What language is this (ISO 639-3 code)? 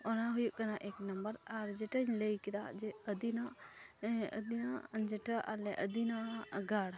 sat